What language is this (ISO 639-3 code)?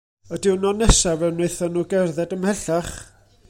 cym